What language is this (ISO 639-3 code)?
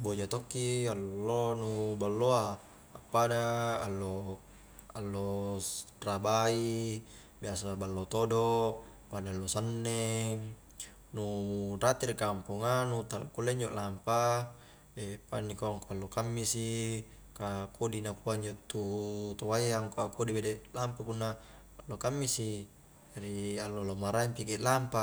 kjk